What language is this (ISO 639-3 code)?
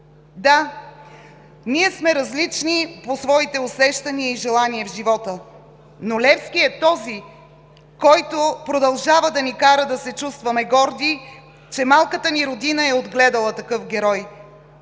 bul